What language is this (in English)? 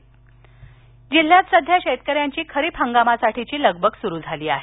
Marathi